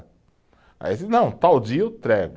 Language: Portuguese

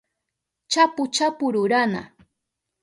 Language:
Southern Pastaza Quechua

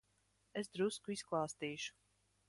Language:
Latvian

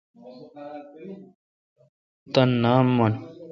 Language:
Kalkoti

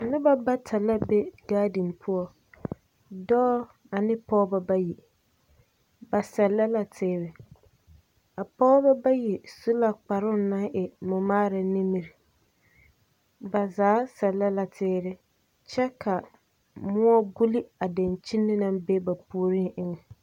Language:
Southern Dagaare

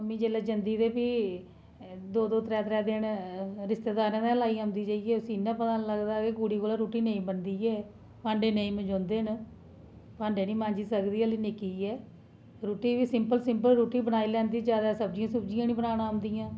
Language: Dogri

